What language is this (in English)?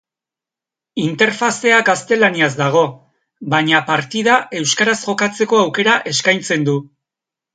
Basque